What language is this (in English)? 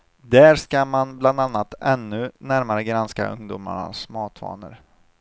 Swedish